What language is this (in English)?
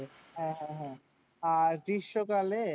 Bangla